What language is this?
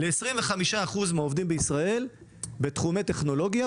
Hebrew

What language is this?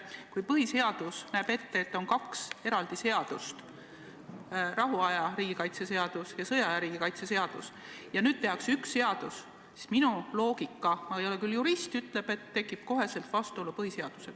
Estonian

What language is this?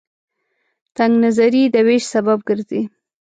Pashto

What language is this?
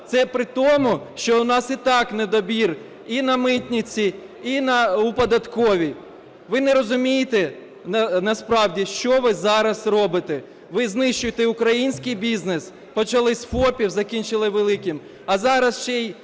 Ukrainian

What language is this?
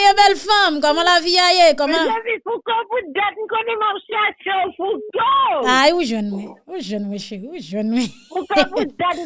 French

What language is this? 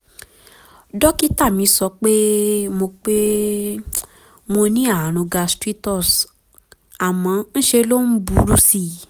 Yoruba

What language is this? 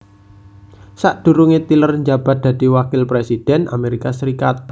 Javanese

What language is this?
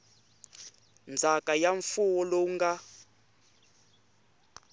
Tsonga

